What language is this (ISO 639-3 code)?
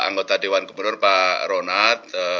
ind